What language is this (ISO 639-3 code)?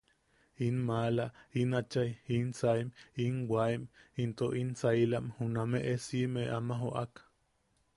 yaq